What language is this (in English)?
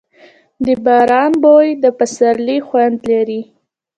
Pashto